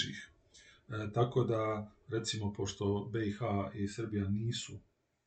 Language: Croatian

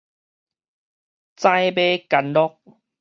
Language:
Min Nan Chinese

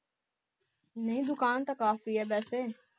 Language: Punjabi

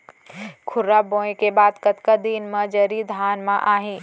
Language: Chhattisgarhi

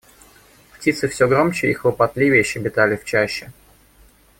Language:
Russian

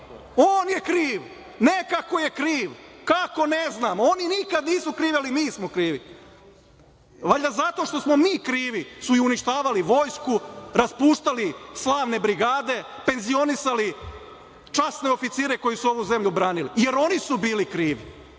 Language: Serbian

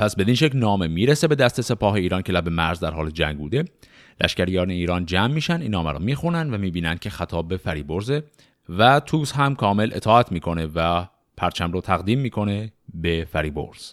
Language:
Persian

